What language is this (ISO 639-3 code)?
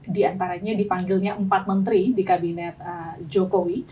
ind